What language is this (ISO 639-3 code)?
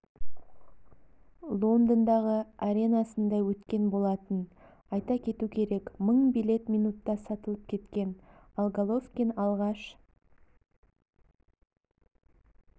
kaz